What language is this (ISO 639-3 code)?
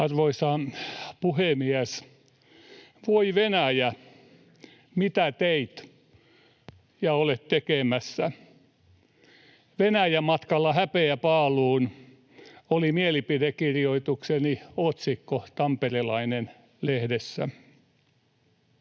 fin